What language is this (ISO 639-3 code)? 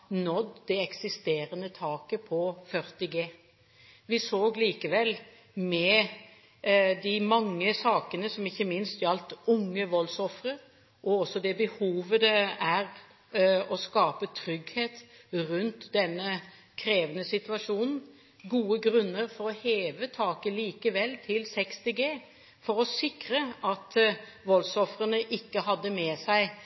nob